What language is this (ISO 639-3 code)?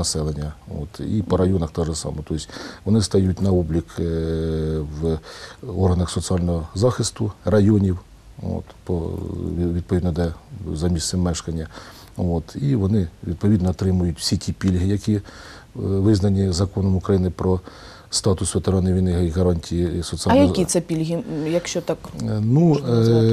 ukr